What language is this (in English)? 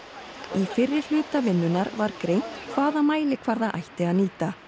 Icelandic